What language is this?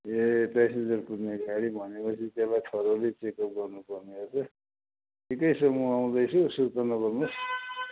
Nepali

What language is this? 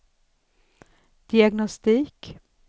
Swedish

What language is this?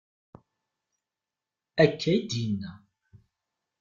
Kabyle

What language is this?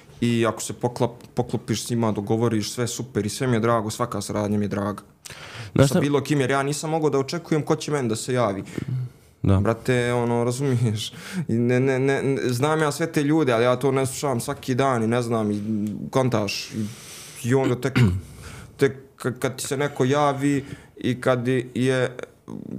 Croatian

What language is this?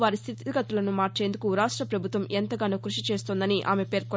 Telugu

